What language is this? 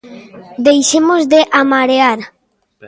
Galician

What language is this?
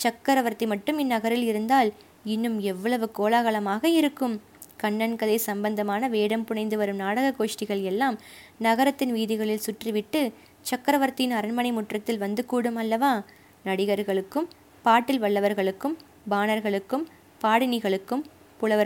Tamil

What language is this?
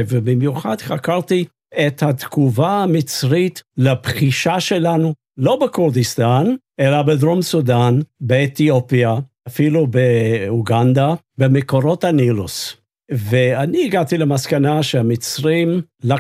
Hebrew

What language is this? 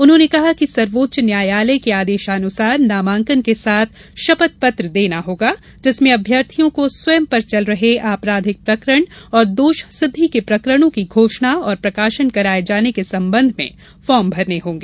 Hindi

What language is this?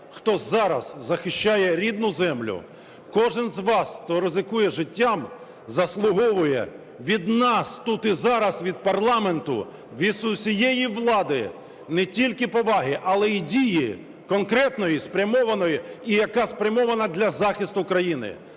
Ukrainian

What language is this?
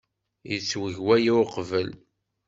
Kabyle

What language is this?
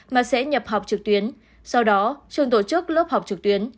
Vietnamese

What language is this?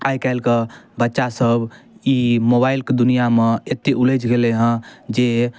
Maithili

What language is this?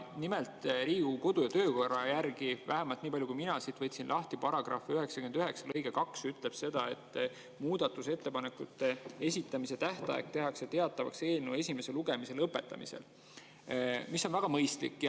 Estonian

